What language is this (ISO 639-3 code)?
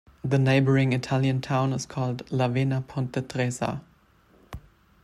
eng